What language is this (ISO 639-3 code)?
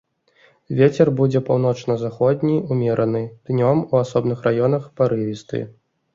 bel